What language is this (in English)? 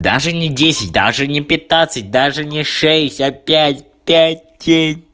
Russian